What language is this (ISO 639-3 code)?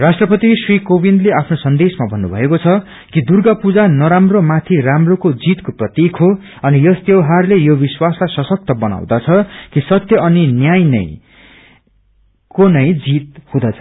nep